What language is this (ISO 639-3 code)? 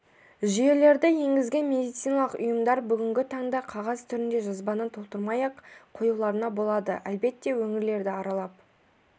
kaz